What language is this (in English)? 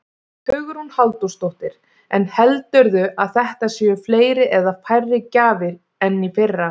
Icelandic